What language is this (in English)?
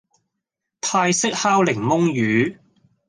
Cantonese